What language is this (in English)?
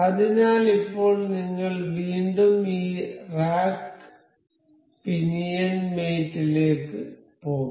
Malayalam